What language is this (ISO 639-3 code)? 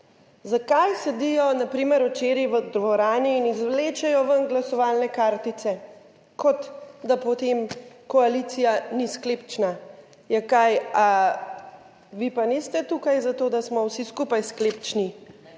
slv